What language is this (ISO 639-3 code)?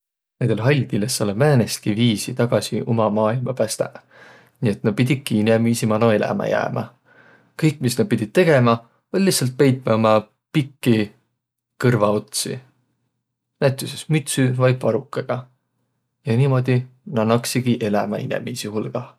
vro